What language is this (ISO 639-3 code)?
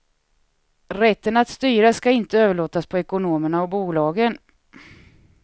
swe